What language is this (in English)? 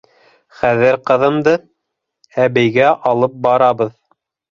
Bashkir